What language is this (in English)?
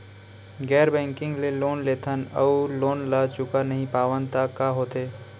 Chhattisgarhi